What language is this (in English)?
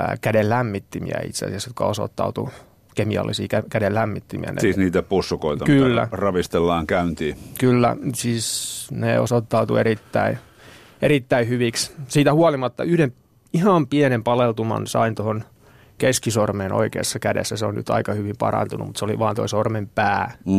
Finnish